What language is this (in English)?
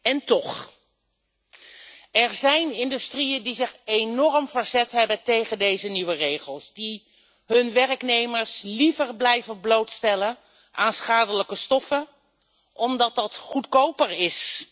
Dutch